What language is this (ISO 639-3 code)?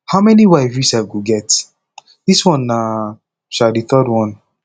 pcm